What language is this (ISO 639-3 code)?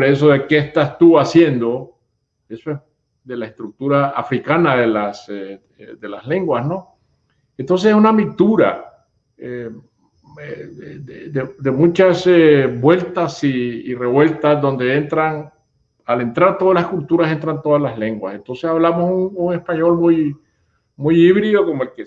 spa